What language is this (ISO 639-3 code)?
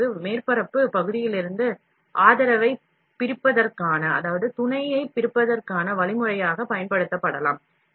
tam